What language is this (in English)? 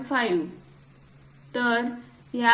Marathi